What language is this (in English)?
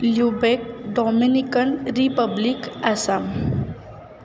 Marathi